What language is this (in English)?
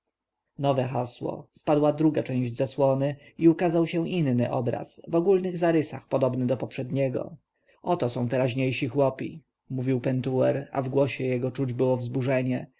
Polish